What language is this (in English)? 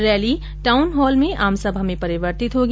Hindi